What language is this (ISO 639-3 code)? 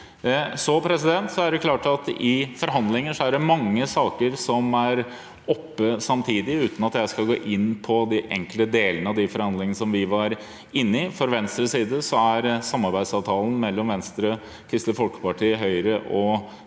nor